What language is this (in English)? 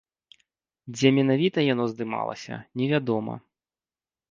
Belarusian